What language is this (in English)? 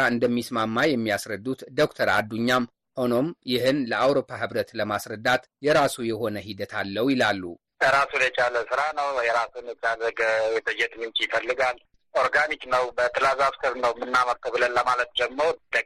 Amharic